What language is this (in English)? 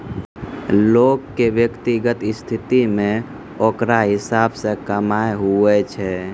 Maithili